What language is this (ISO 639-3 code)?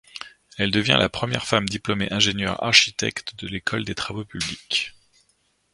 fra